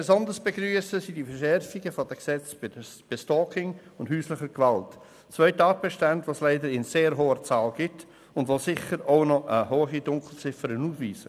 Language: Swiss German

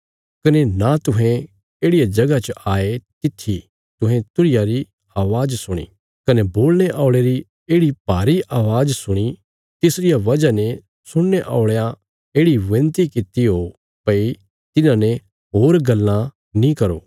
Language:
Bilaspuri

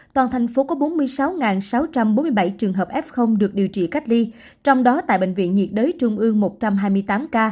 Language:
Vietnamese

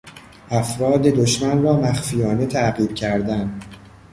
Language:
Persian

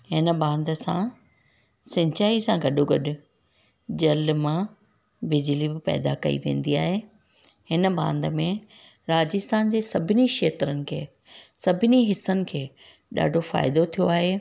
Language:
Sindhi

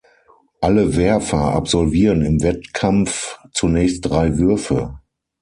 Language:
German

